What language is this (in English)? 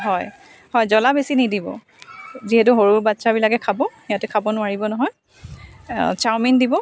Assamese